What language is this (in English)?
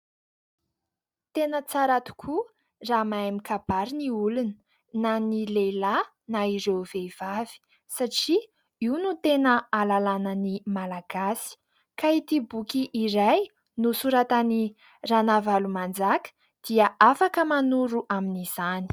Malagasy